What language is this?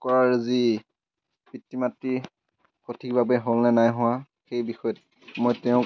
Assamese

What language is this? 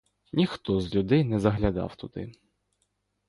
Ukrainian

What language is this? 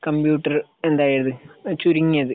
Malayalam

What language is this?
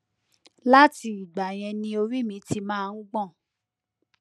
Yoruba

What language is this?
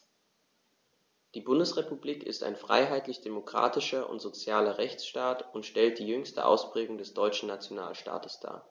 German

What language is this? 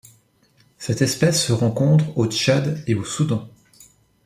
French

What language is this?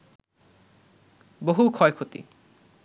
Bangla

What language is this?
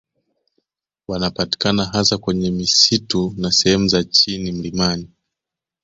Swahili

